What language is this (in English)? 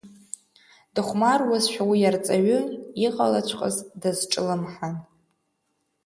Abkhazian